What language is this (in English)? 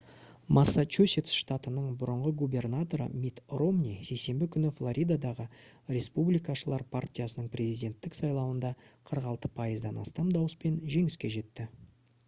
Kazakh